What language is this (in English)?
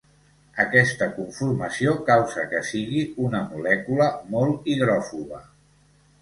Catalan